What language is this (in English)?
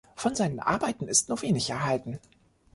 German